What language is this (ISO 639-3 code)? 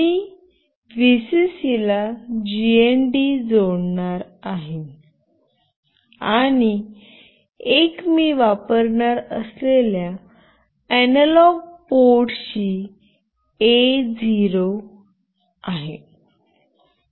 mar